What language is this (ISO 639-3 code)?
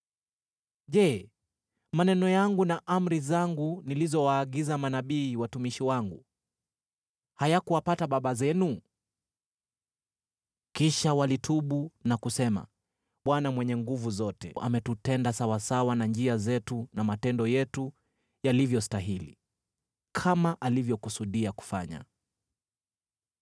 swa